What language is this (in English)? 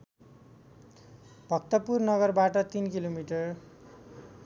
Nepali